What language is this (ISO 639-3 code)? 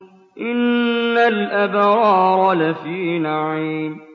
ara